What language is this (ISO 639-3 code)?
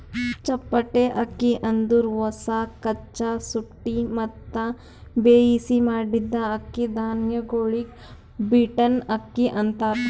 kan